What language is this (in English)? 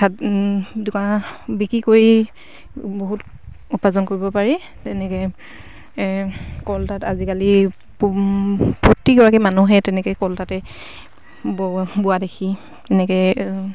Assamese